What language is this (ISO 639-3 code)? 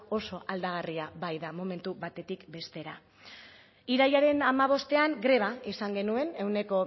eus